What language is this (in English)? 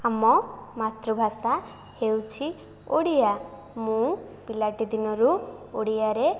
Odia